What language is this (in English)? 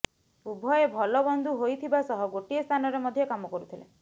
Odia